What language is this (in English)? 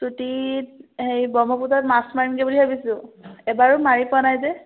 Assamese